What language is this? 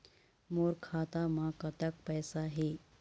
Chhattisgarhi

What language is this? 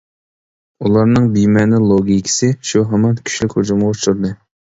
Uyghur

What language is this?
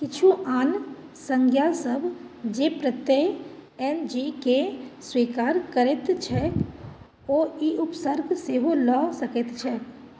Maithili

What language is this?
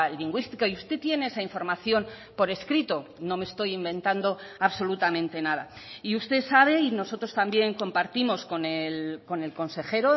Spanish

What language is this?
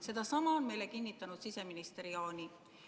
Estonian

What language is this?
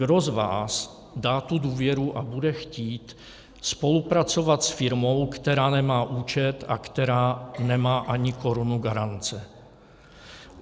Czech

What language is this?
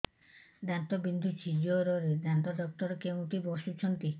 Odia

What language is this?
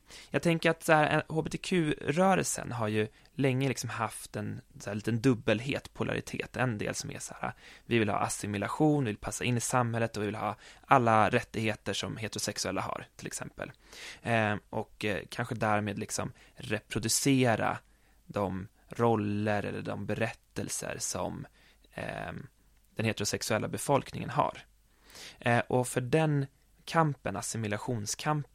Swedish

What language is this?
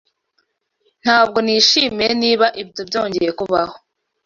Kinyarwanda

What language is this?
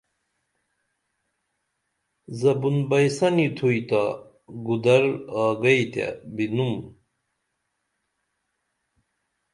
Dameli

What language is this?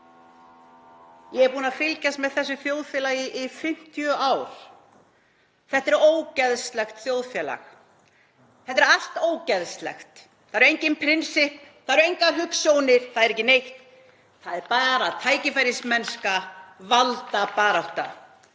Icelandic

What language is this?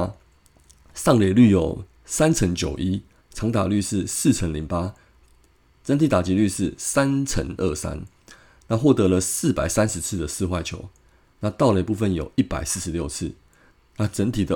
Chinese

